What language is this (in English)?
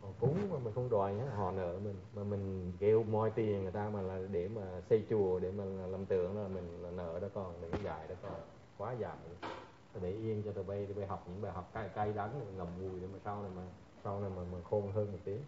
Vietnamese